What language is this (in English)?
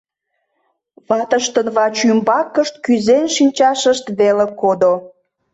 Mari